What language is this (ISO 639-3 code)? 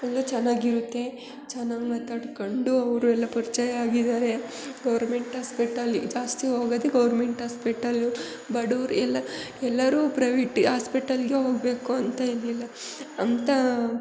kan